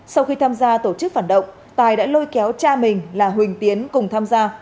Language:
Vietnamese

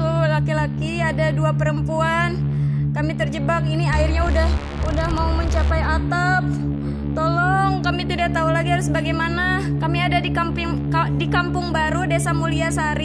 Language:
Indonesian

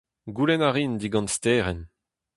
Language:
Breton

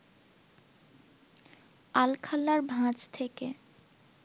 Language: Bangla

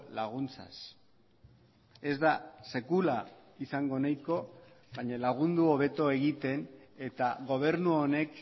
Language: Basque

